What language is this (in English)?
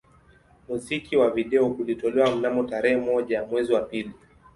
Swahili